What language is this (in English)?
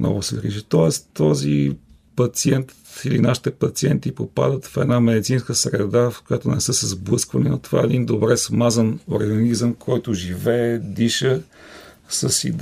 Bulgarian